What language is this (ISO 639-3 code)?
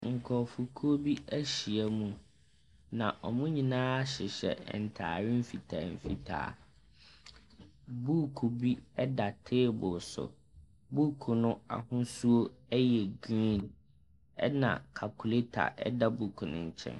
aka